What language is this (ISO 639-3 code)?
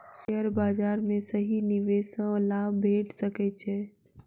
mai